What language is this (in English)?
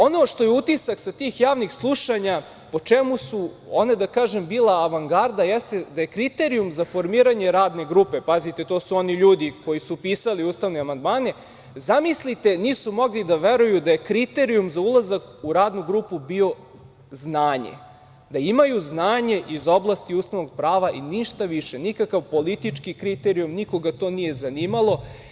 Serbian